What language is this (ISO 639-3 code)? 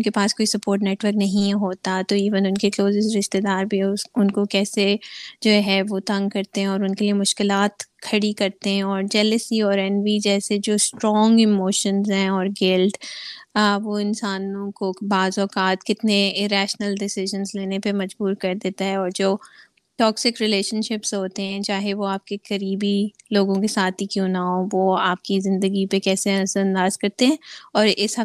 urd